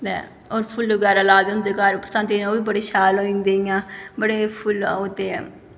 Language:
Dogri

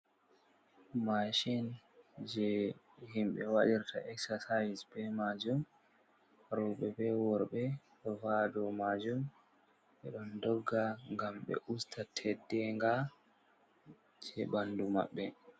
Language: Fula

